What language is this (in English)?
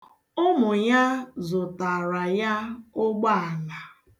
Igbo